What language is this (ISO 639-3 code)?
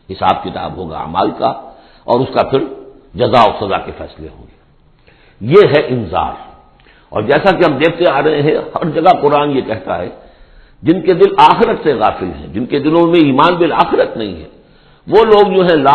urd